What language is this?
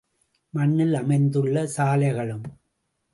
Tamil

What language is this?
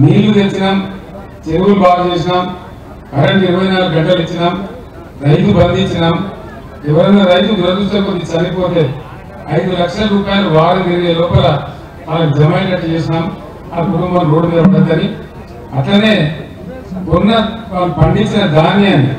Telugu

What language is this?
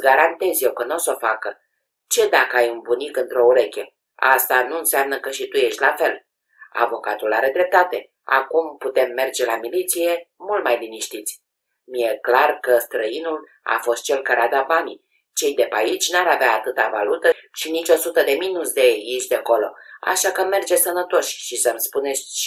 Romanian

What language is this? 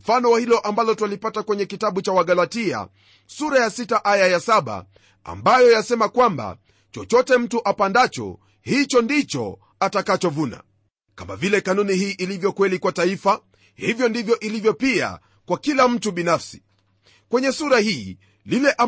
Swahili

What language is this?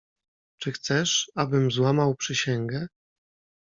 Polish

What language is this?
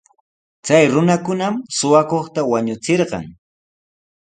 Sihuas Ancash Quechua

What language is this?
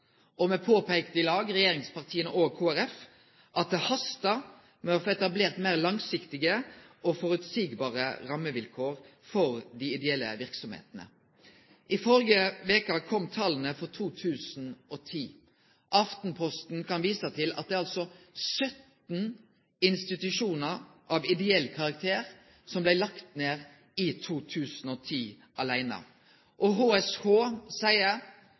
Norwegian Nynorsk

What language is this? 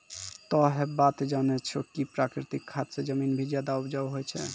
Maithili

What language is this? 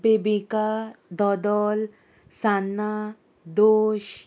Konkani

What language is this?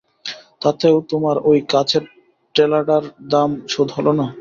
Bangla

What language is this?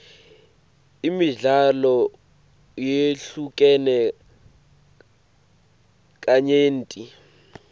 Swati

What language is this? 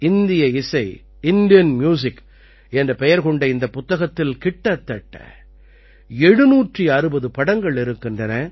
Tamil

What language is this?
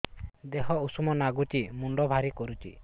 Odia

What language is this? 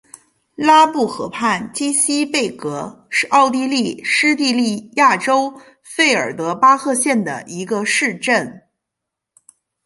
Chinese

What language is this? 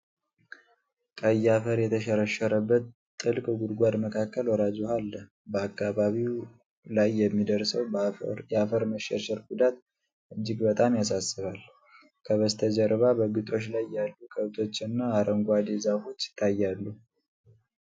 Amharic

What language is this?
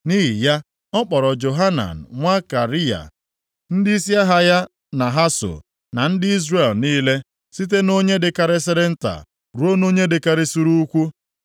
Igbo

